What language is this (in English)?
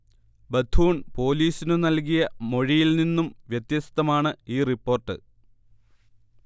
Malayalam